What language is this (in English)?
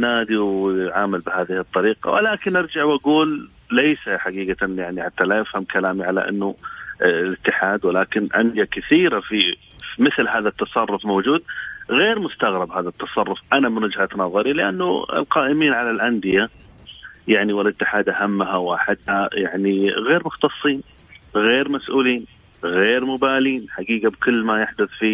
Arabic